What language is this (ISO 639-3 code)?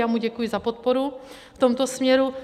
ces